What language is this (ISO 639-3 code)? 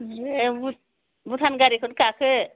brx